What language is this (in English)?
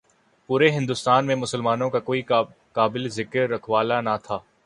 Urdu